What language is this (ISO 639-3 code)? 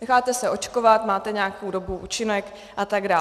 ces